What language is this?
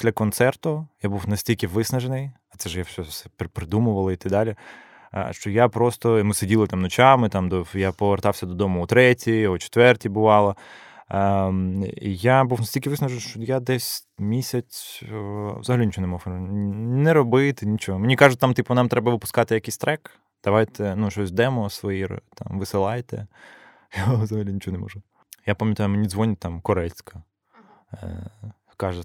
Ukrainian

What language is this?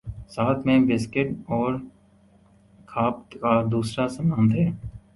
Urdu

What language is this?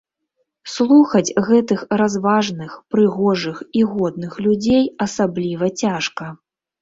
Belarusian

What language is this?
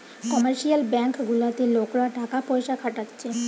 Bangla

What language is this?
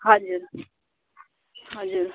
Nepali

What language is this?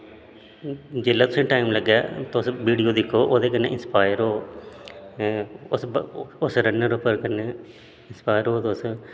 Dogri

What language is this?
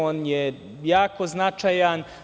Serbian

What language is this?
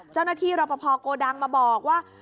Thai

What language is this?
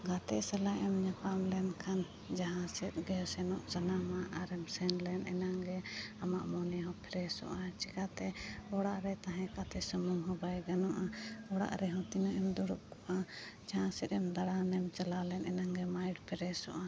Santali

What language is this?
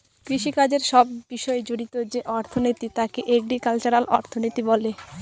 Bangla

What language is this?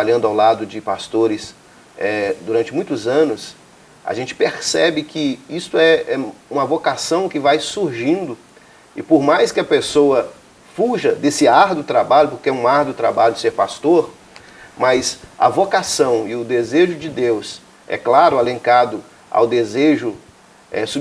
Portuguese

